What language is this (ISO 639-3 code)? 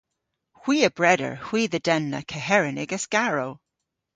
cor